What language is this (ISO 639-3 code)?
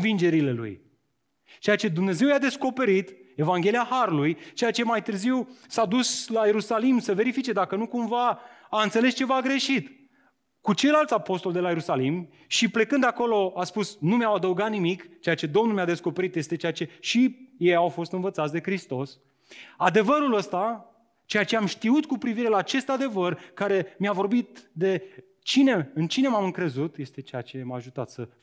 ron